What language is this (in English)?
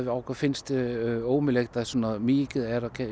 Icelandic